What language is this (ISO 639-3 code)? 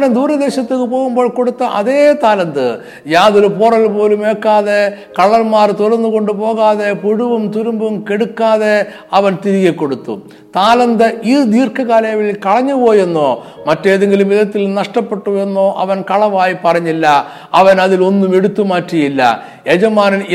mal